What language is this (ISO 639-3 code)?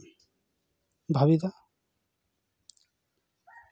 sat